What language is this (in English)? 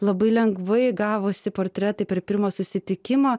Lithuanian